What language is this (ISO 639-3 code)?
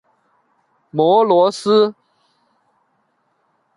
zho